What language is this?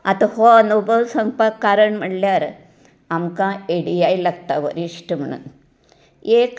Konkani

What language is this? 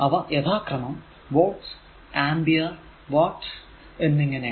Malayalam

